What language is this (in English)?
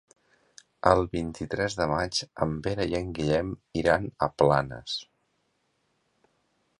Catalan